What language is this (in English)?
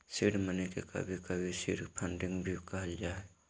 Magahi